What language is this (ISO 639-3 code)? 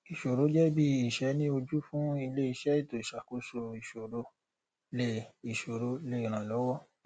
yor